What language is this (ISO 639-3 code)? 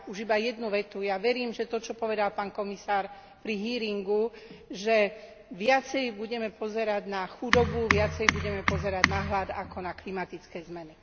slk